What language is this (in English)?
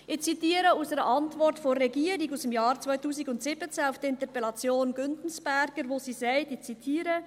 Swiss German